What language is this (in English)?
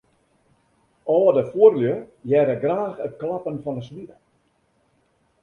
Western Frisian